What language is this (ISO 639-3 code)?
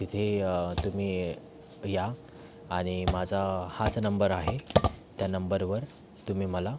mar